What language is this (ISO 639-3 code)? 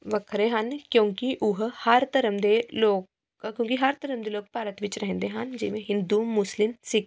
pan